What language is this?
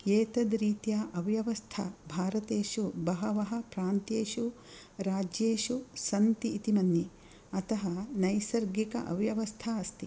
Sanskrit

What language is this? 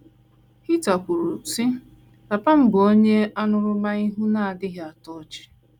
Igbo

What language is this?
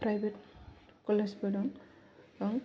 Bodo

